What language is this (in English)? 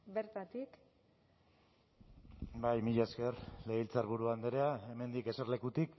Basque